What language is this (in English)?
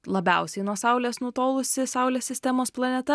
Lithuanian